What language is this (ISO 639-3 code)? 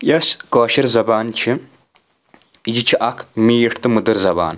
kas